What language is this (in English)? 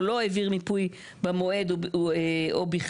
Hebrew